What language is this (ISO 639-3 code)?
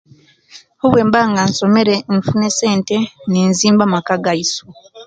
lke